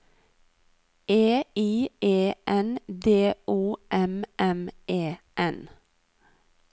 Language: Norwegian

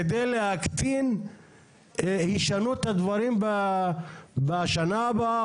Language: Hebrew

